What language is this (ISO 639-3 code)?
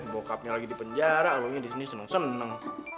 ind